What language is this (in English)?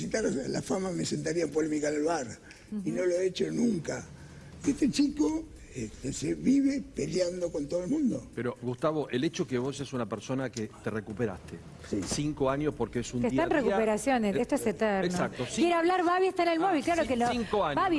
Spanish